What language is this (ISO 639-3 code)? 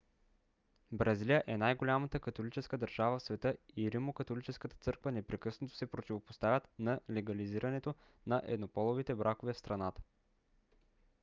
bul